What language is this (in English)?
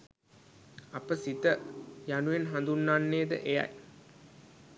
Sinhala